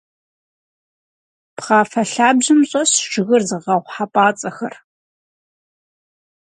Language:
Kabardian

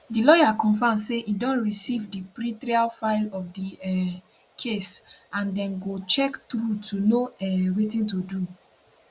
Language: Nigerian Pidgin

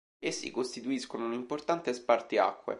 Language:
Italian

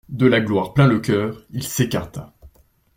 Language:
French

